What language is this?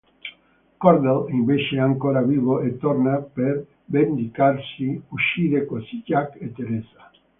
Italian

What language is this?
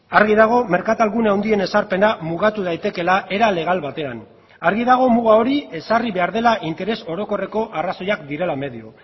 Basque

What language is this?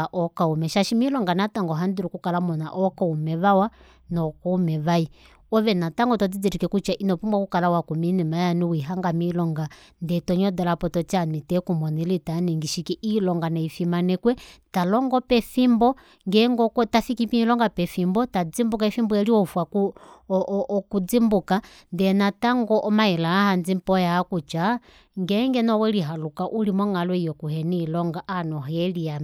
Kuanyama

